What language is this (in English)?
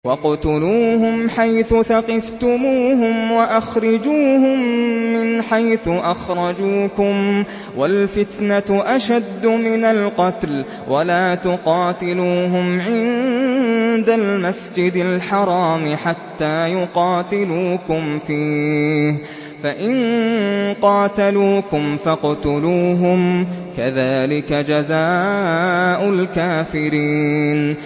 Arabic